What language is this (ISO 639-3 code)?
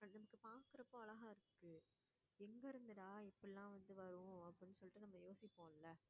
tam